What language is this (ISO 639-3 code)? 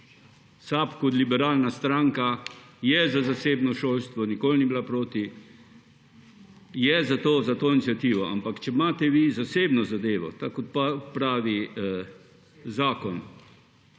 slv